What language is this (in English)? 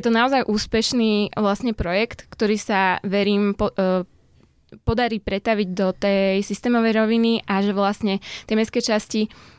Slovak